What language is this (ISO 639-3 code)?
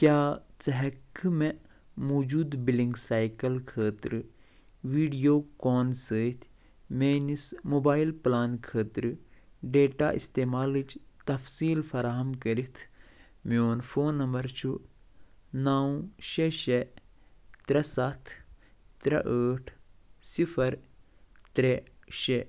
kas